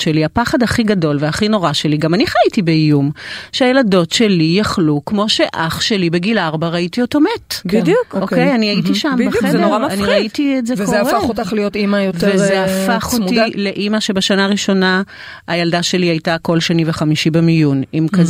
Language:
Hebrew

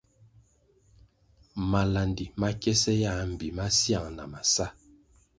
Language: Kwasio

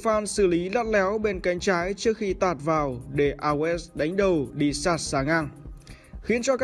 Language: Vietnamese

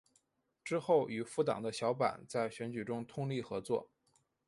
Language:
Chinese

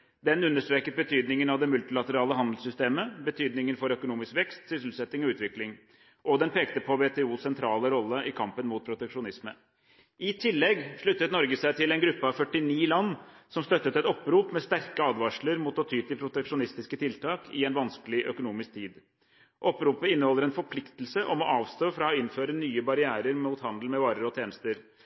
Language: Norwegian Bokmål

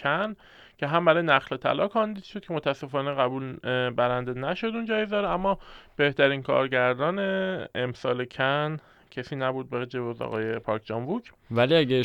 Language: Persian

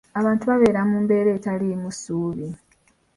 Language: Ganda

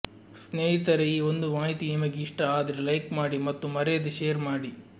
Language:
Kannada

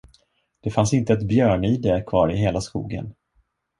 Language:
Swedish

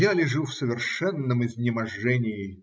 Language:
Russian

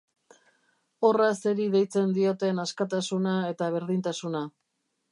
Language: Basque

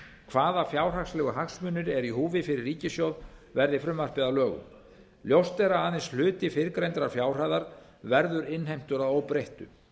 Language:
Icelandic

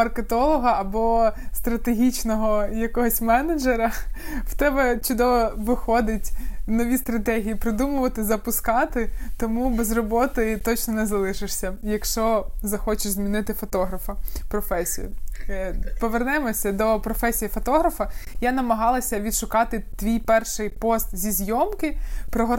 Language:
Ukrainian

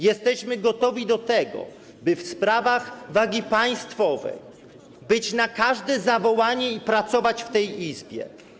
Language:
Polish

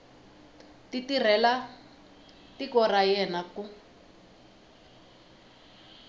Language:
Tsonga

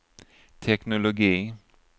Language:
Swedish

